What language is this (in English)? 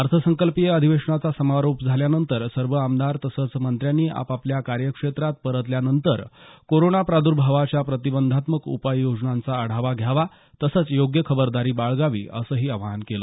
Marathi